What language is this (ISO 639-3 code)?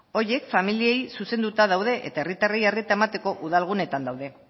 eus